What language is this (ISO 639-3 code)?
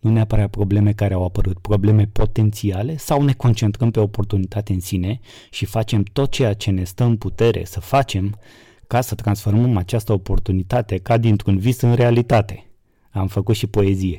ron